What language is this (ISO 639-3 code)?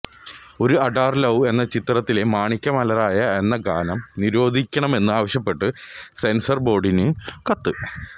mal